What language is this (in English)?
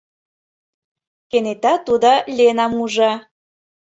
Mari